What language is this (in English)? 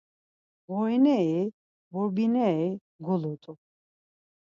Laz